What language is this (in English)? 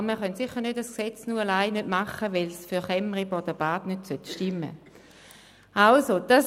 Swiss German